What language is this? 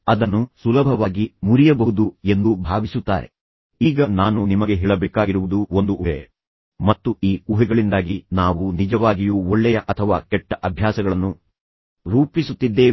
Kannada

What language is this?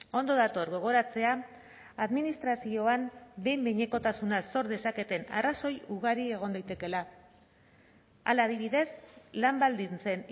Basque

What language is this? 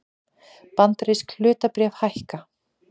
Icelandic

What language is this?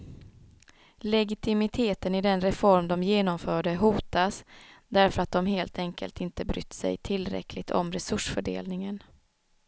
Swedish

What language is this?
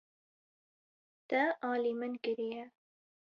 Kurdish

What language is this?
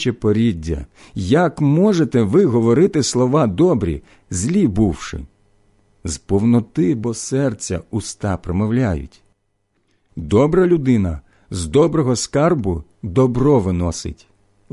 Ukrainian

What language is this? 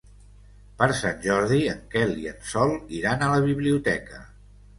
Catalan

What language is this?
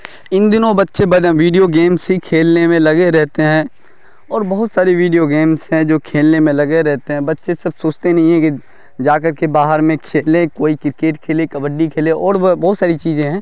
Urdu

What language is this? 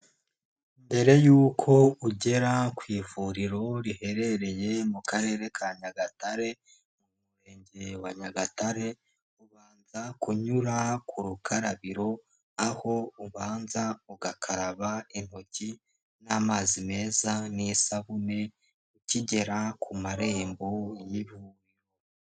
Kinyarwanda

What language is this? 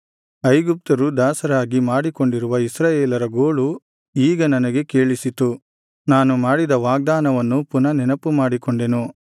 Kannada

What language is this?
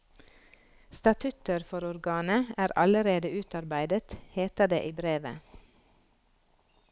Norwegian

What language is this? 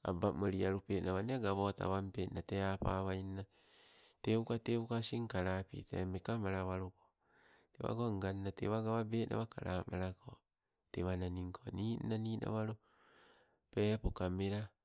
Sibe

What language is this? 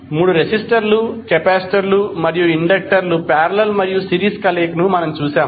Telugu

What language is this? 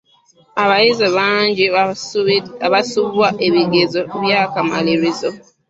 Ganda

